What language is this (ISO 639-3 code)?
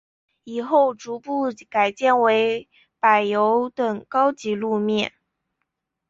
zho